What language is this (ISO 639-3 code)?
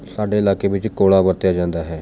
pan